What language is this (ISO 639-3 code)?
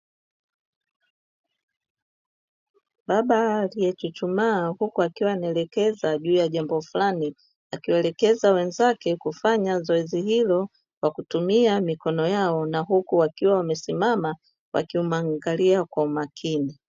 swa